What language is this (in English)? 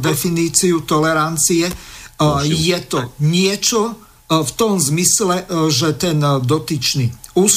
Slovak